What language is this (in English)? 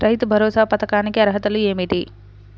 Telugu